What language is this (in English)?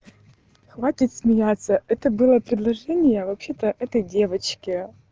Russian